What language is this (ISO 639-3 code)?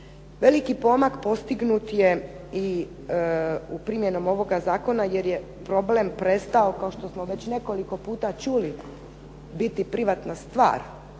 hrv